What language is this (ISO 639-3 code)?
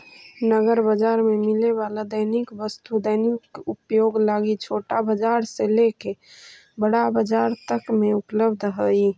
mag